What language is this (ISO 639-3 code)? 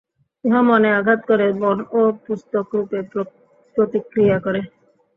ben